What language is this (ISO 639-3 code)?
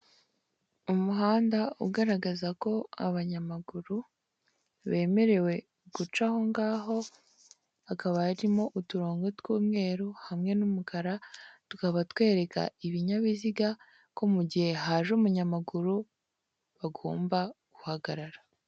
kin